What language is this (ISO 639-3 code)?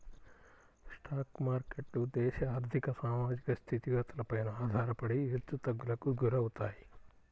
tel